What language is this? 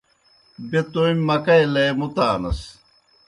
Kohistani Shina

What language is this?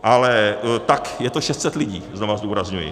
Czech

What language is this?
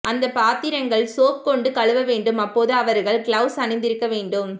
Tamil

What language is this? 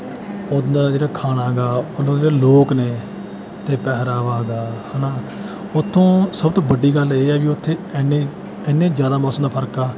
Punjabi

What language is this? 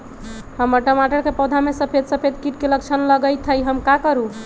Magahi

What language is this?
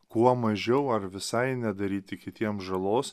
Lithuanian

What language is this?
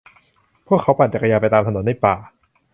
Thai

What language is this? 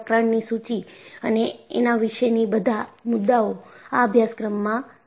Gujarati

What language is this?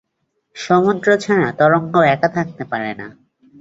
Bangla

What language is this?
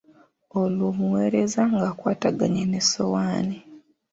Ganda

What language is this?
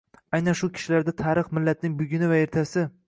Uzbek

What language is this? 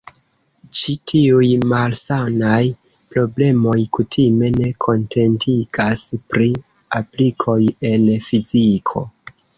Esperanto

